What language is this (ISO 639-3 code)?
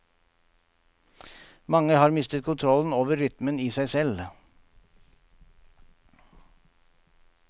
nor